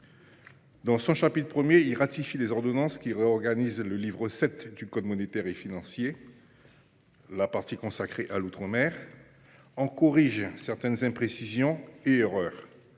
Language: French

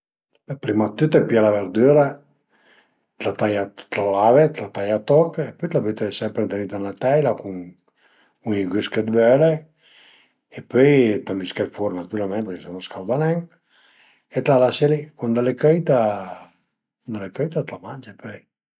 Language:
Piedmontese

